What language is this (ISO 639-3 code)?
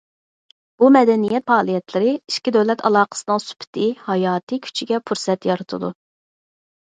uig